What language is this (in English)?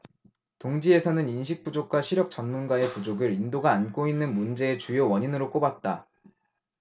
Korean